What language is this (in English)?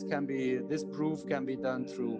Indonesian